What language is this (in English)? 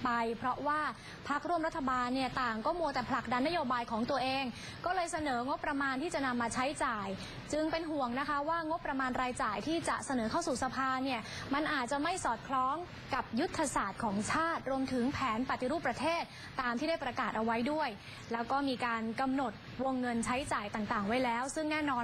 Thai